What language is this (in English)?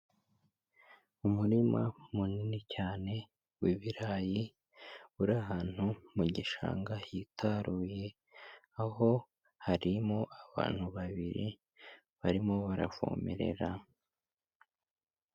Kinyarwanda